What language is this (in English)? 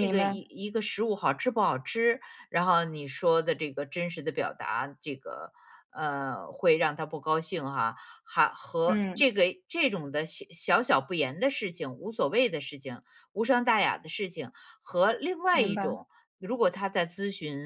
Chinese